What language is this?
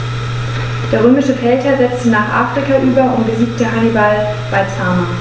German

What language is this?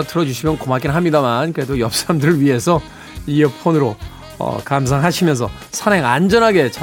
Korean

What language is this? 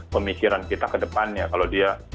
Indonesian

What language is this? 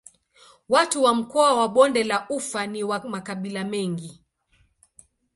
Swahili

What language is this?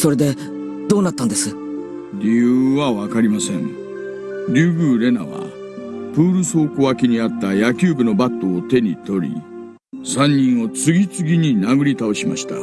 Japanese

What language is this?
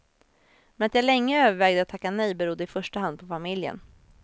Swedish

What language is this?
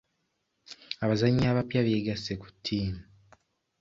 Ganda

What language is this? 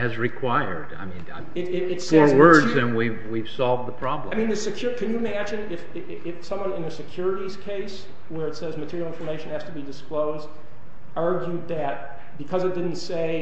English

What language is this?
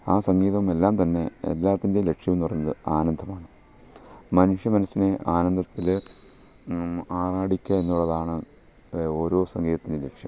Malayalam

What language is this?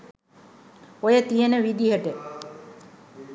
Sinhala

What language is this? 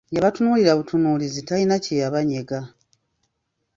Ganda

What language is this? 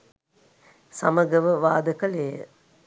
Sinhala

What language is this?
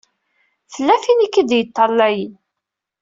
Kabyle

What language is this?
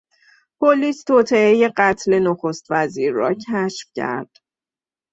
Persian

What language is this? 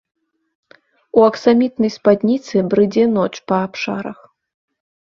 Belarusian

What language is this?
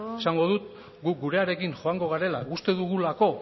Basque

